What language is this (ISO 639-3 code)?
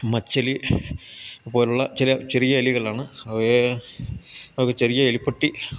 mal